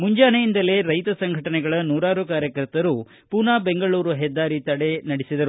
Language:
Kannada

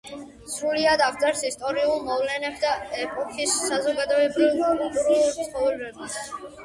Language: Georgian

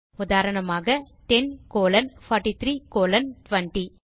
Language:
Tamil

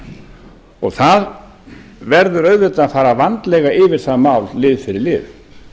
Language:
Icelandic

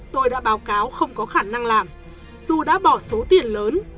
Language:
Vietnamese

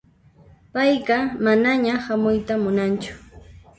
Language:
Puno Quechua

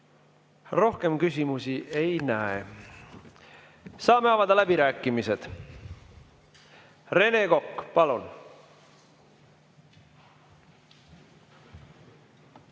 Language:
Estonian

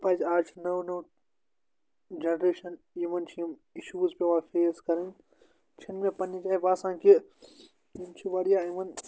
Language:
Kashmiri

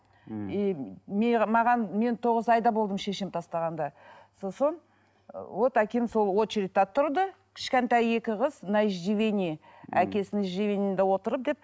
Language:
Kazakh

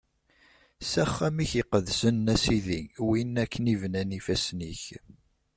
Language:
Kabyle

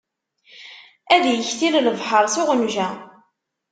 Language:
Kabyle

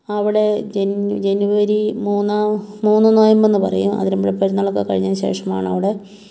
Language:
Malayalam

